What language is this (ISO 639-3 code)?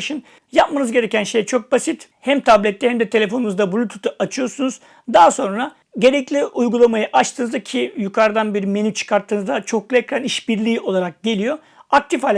tur